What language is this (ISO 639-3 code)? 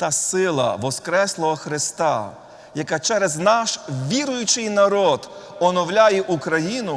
ukr